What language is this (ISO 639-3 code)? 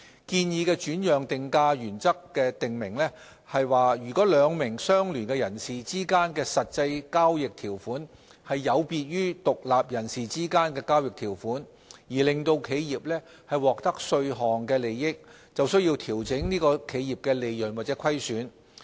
yue